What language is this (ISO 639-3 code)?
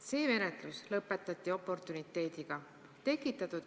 est